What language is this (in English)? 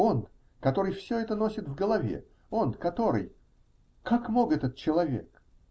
Russian